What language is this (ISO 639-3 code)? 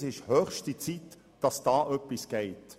gsw